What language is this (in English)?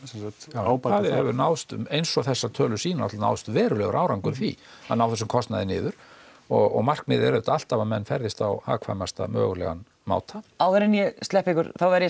Icelandic